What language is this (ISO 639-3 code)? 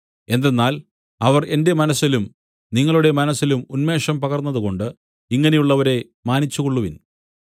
mal